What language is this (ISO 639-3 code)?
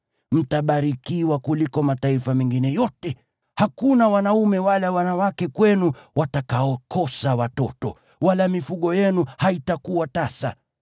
swa